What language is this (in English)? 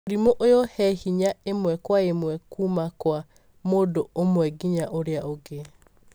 Kikuyu